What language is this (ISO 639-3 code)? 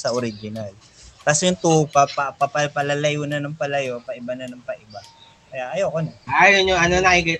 fil